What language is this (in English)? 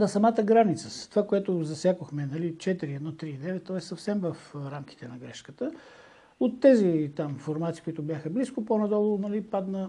Bulgarian